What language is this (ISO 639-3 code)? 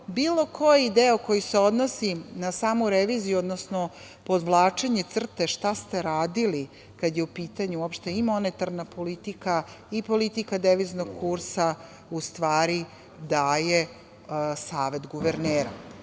srp